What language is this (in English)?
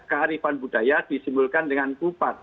Indonesian